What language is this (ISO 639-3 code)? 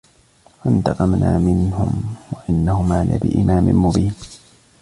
ara